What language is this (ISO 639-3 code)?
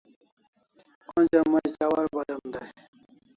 kls